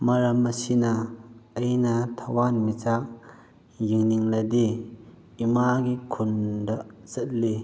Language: Manipuri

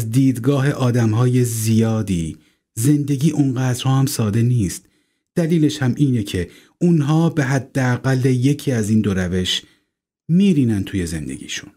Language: Persian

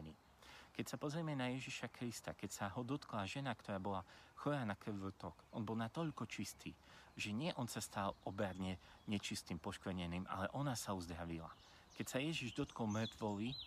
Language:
Slovak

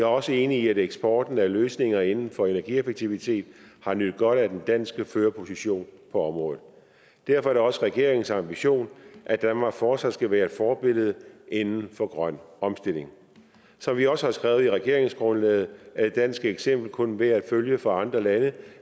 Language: Danish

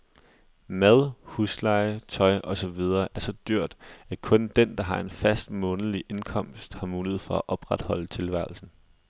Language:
Danish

